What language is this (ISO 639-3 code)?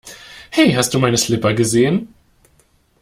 deu